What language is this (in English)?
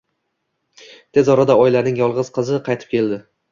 Uzbek